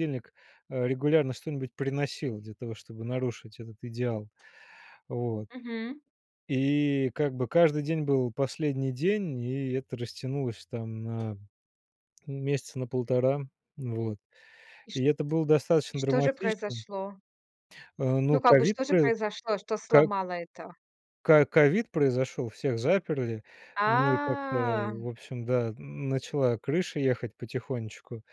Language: Russian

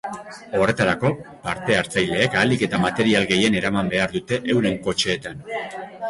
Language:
Basque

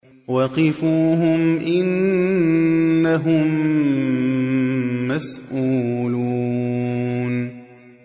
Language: Arabic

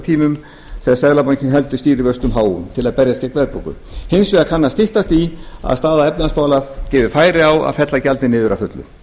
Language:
Icelandic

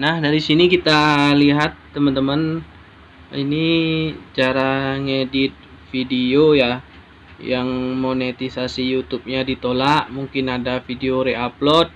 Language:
Indonesian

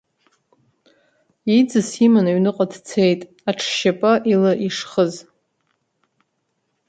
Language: Abkhazian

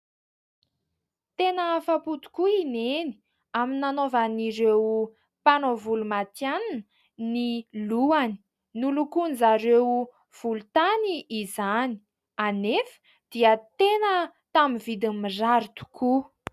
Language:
Malagasy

